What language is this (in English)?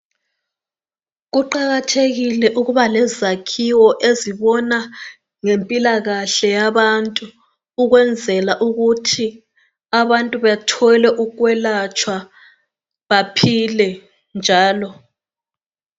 North Ndebele